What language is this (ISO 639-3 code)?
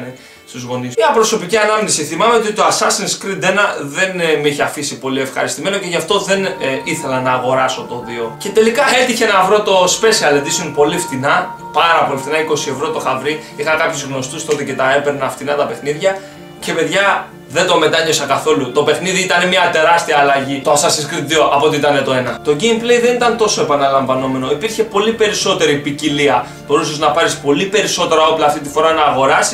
ell